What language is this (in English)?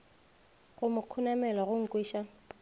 Northern Sotho